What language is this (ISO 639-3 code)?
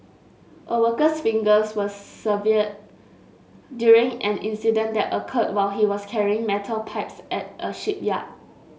eng